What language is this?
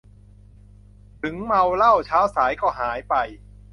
Thai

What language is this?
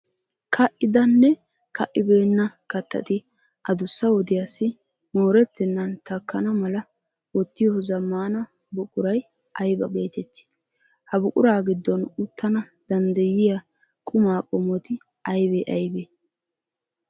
Wolaytta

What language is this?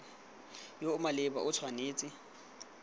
Tswana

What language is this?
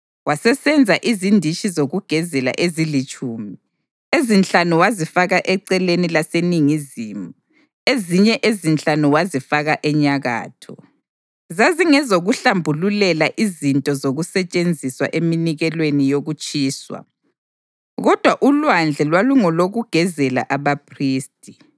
North Ndebele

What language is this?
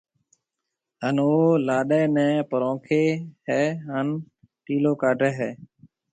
Marwari (Pakistan)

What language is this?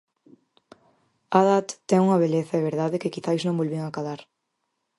Galician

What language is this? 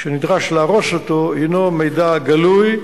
Hebrew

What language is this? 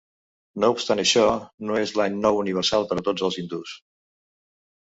Catalan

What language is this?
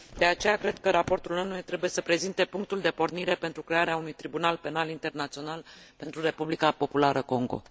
Romanian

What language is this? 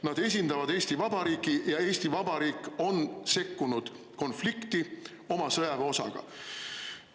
Estonian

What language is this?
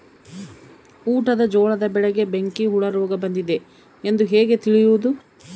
Kannada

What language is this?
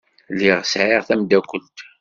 Kabyle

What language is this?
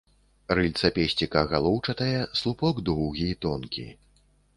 Belarusian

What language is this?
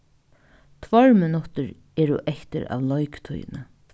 Faroese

